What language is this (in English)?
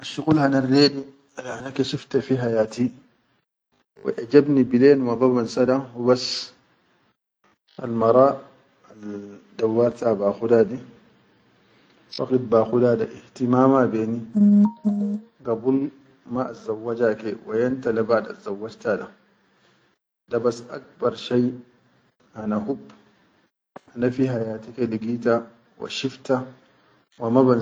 Chadian Arabic